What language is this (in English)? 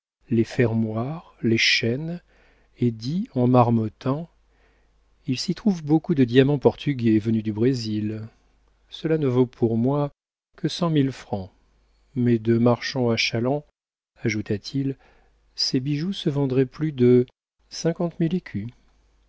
French